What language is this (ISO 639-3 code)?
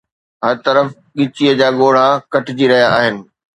snd